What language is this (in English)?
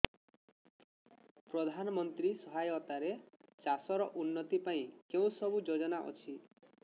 Odia